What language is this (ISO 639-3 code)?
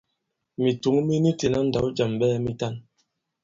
abb